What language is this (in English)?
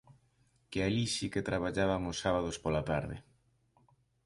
Galician